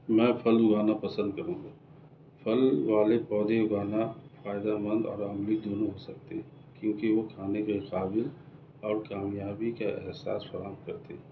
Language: Urdu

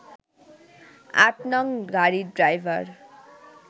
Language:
Bangla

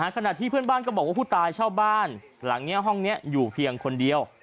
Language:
Thai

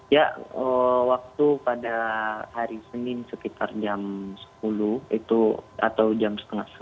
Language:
Indonesian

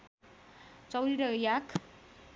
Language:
Nepali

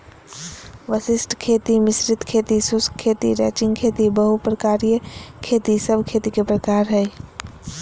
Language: Magahi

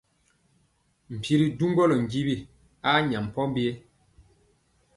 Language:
Mpiemo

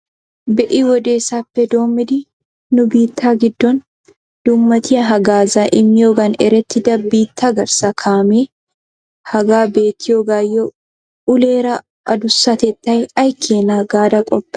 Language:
Wolaytta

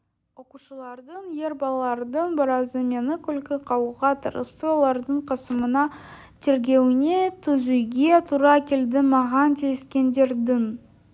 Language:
Kazakh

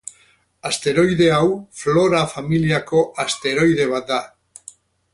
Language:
Basque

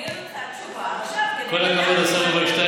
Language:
Hebrew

